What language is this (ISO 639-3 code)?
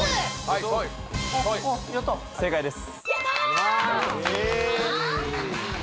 jpn